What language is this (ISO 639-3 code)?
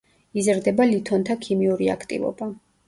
kat